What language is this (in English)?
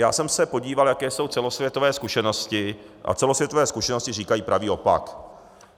Czech